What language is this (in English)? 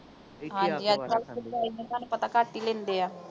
Punjabi